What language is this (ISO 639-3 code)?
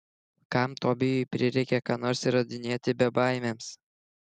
lit